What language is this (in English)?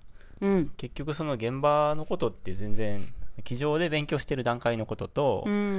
Japanese